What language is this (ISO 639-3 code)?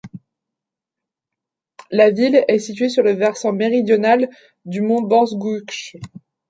fra